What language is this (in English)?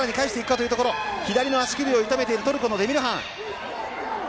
Japanese